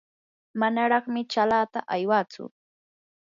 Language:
Yanahuanca Pasco Quechua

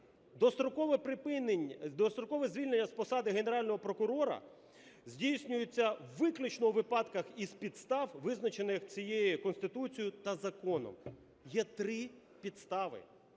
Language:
Ukrainian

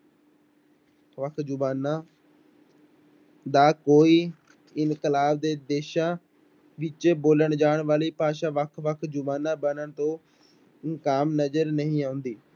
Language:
Punjabi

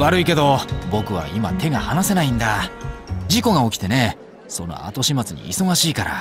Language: Japanese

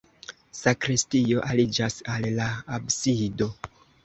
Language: Esperanto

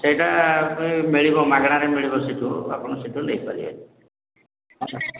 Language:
Odia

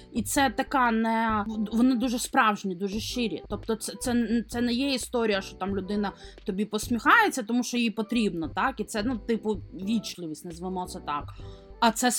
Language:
Ukrainian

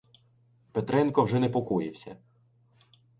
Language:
Ukrainian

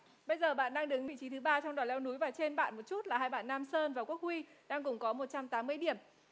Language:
Vietnamese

